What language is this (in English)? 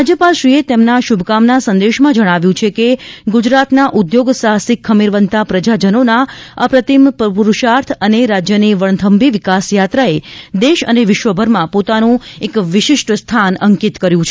Gujarati